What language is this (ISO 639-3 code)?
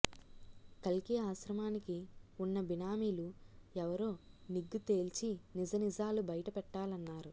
tel